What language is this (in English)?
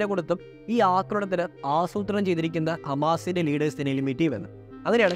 Malayalam